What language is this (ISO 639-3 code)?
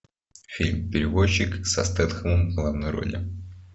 rus